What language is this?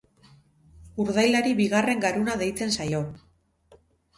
Basque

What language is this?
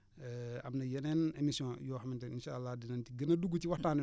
Wolof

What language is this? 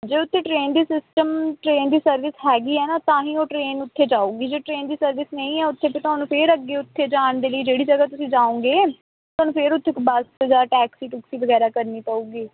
Punjabi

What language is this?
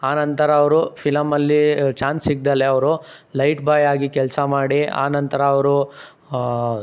Kannada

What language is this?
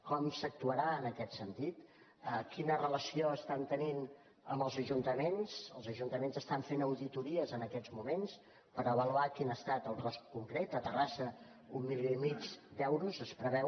Catalan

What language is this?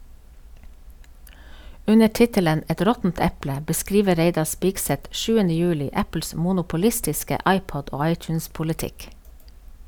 Norwegian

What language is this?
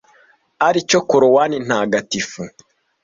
Kinyarwanda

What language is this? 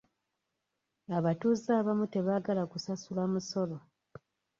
Ganda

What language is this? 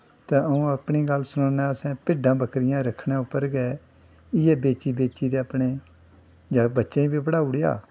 Dogri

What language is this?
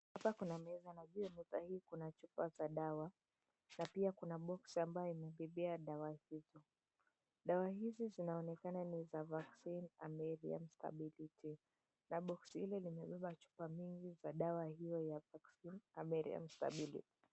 Swahili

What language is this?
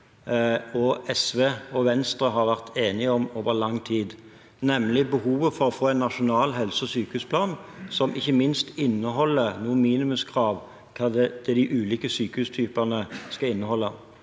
Norwegian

